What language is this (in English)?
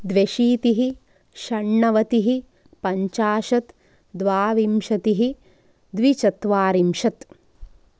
Sanskrit